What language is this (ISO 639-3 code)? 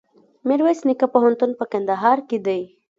pus